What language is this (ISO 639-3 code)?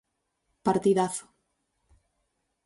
glg